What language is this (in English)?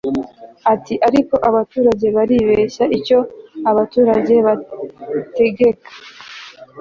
Kinyarwanda